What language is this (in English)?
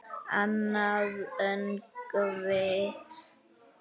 Icelandic